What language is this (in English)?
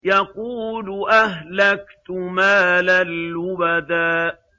Arabic